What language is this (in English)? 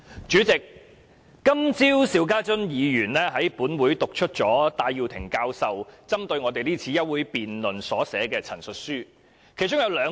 Cantonese